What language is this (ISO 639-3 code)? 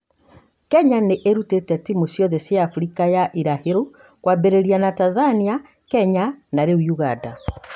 kik